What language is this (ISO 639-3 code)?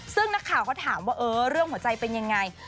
tha